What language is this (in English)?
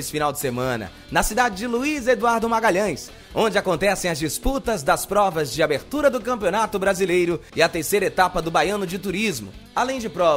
Portuguese